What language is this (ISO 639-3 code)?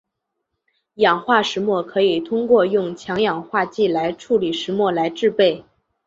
zho